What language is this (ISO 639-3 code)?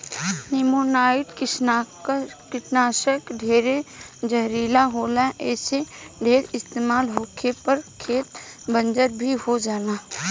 bho